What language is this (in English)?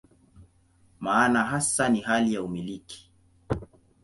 Swahili